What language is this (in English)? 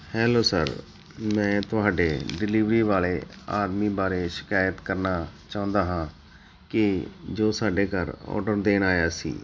Punjabi